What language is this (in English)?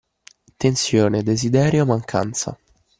Italian